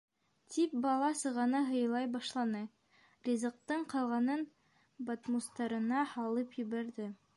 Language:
Bashkir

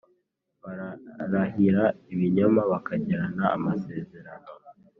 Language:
Kinyarwanda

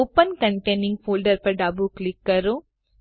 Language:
Gujarati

